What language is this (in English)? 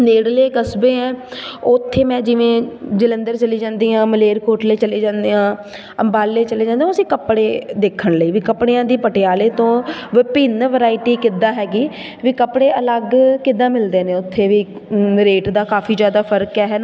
Punjabi